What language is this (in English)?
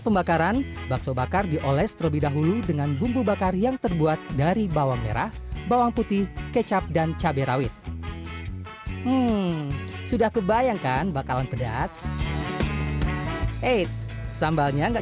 Indonesian